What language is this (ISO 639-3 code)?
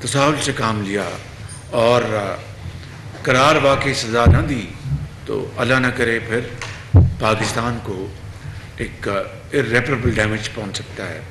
hin